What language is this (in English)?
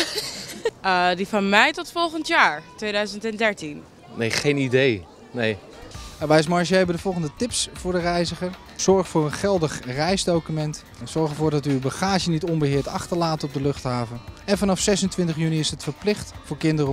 Dutch